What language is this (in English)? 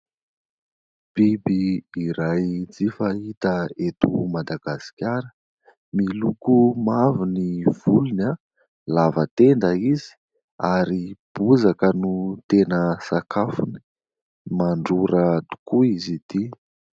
Malagasy